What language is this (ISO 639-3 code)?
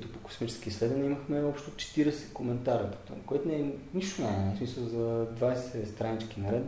bul